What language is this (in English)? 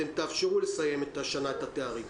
Hebrew